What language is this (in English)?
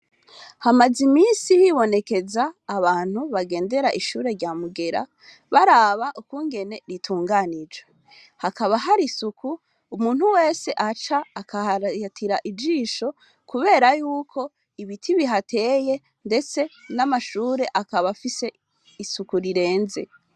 Rundi